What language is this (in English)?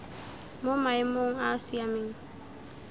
Tswana